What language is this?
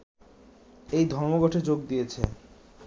Bangla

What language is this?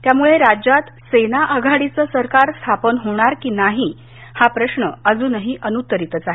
Marathi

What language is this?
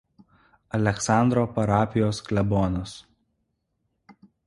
Lithuanian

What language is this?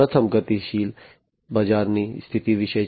Gujarati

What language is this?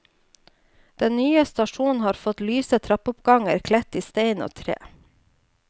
Norwegian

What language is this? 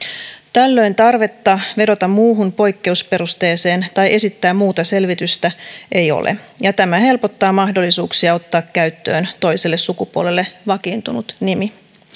Finnish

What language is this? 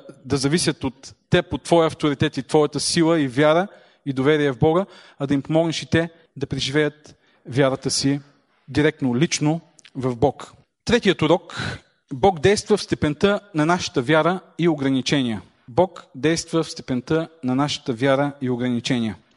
Bulgarian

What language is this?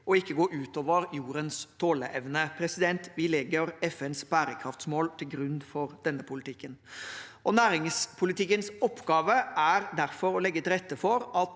Norwegian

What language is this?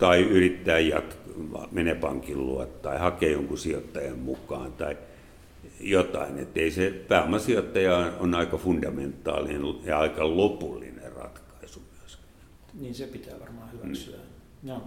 Finnish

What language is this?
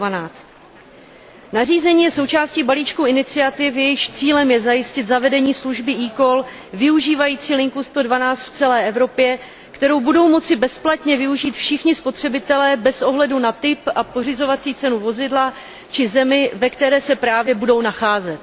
Czech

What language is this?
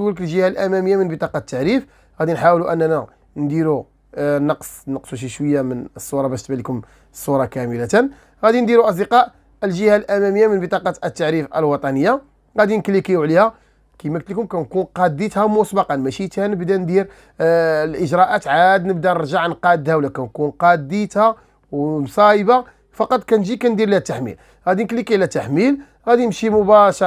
Arabic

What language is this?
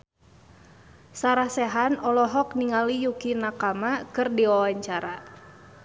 Sundanese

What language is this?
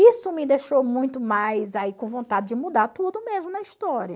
Portuguese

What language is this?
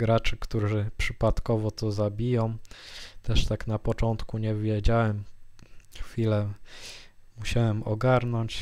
Polish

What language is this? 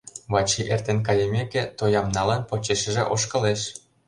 Mari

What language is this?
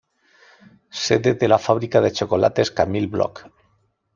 Spanish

